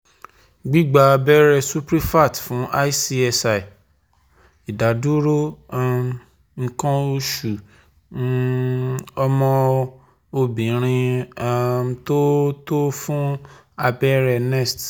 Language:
Yoruba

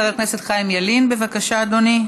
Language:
Hebrew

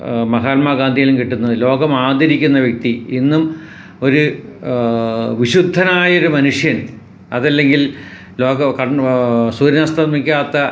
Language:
Malayalam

